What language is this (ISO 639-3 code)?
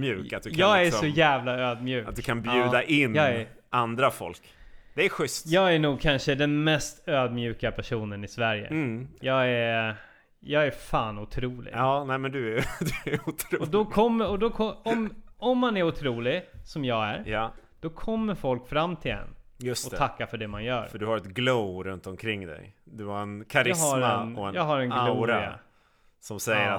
swe